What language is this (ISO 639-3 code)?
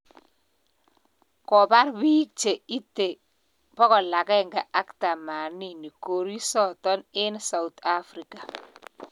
kln